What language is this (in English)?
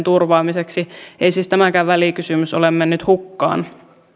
Finnish